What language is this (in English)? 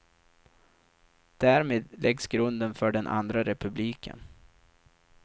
Swedish